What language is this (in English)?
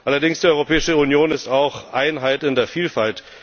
German